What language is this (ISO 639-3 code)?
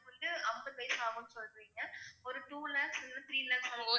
tam